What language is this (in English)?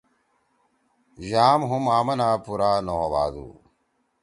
Torwali